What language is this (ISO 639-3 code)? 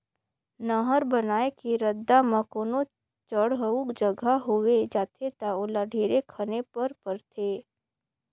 hne